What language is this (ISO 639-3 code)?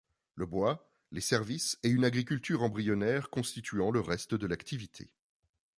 fra